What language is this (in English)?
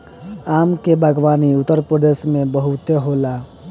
Bhojpuri